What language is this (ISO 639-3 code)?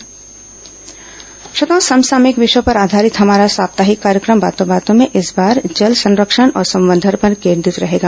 hin